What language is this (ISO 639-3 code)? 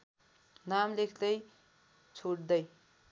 nep